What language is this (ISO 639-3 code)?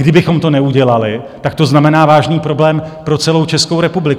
ces